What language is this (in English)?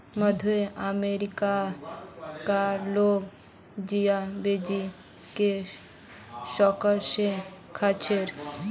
Magahi